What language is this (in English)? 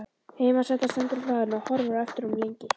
Icelandic